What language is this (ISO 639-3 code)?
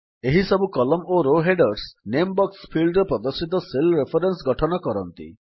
ori